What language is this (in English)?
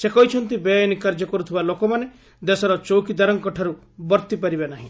Odia